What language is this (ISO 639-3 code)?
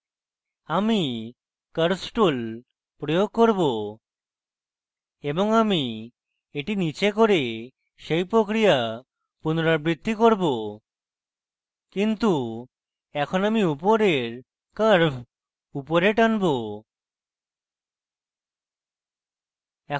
ben